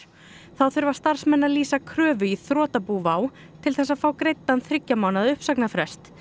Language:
Icelandic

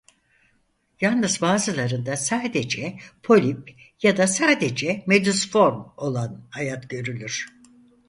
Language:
Turkish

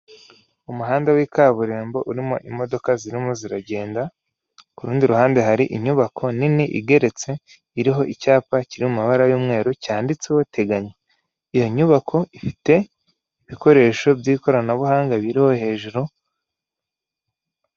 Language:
Kinyarwanda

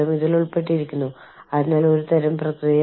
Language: Malayalam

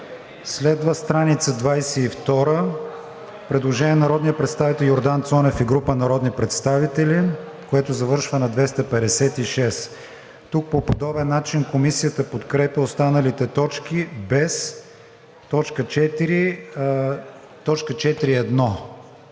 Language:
Bulgarian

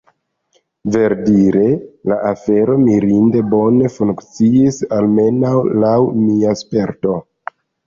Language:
Esperanto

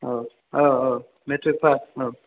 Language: Bodo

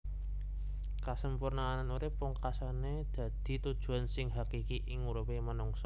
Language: Javanese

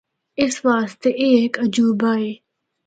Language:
Northern Hindko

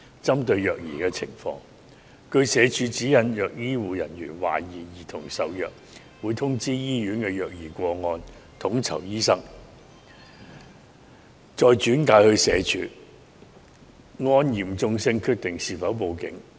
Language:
Cantonese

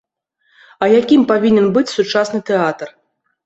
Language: Belarusian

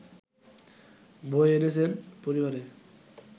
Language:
Bangla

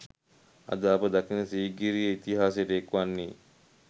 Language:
Sinhala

